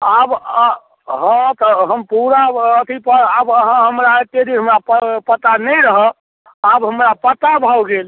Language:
Maithili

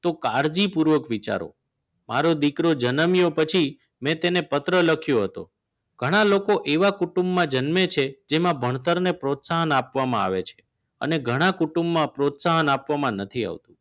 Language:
Gujarati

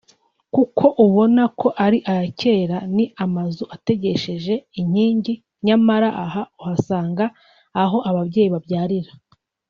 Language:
Kinyarwanda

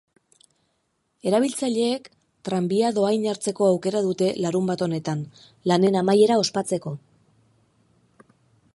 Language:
Basque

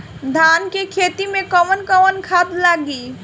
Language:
Bhojpuri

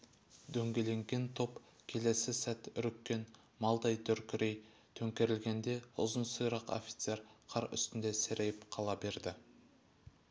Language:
Kazakh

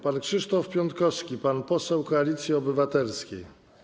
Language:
Polish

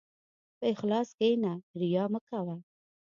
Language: Pashto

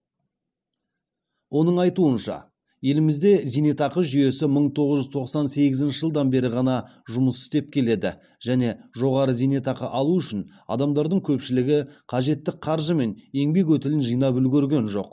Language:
Kazakh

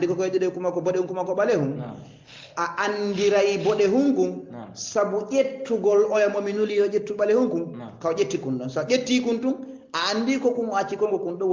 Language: Arabic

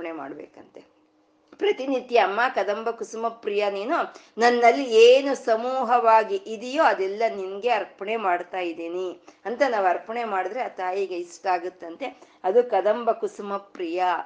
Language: Kannada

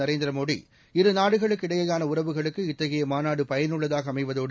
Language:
Tamil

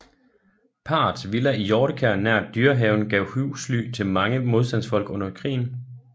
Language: Danish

